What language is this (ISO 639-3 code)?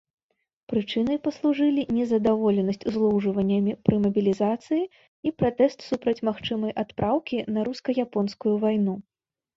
bel